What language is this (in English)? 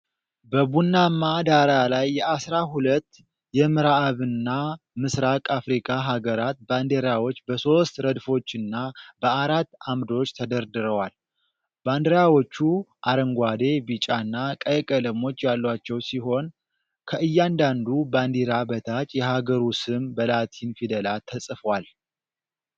Amharic